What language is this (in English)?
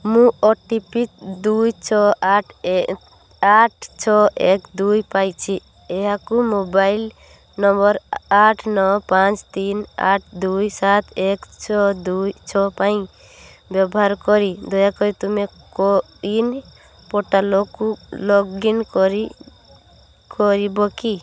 Odia